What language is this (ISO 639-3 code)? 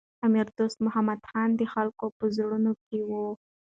pus